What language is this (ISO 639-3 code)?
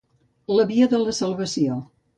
cat